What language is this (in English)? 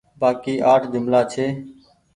Goaria